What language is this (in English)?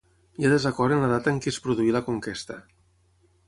Catalan